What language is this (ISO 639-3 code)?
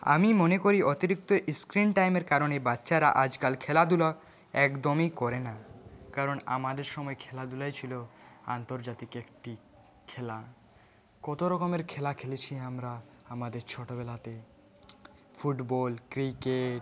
ben